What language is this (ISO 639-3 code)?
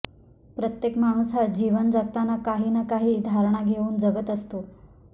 mar